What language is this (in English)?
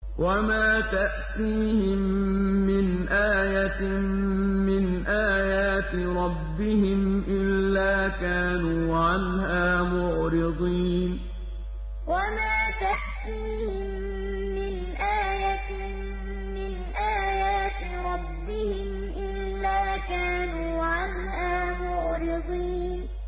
Arabic